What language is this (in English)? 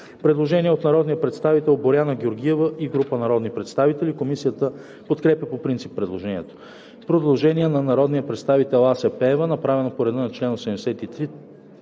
Bulgarian